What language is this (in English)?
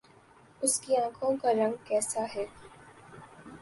Urdu